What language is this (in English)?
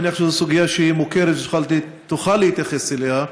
Hebrew